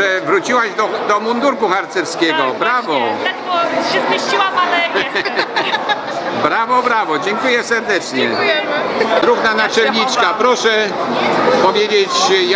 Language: Polish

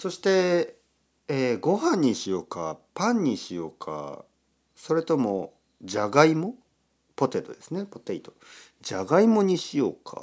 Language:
Japanese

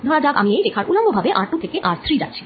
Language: Bangla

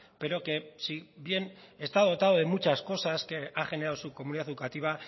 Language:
Spanish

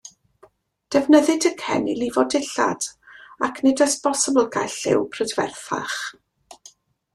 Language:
Welsh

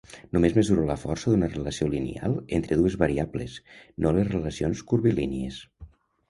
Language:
Catalan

